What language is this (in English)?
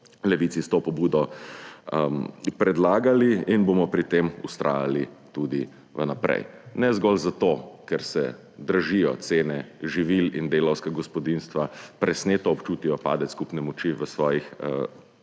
Slovenian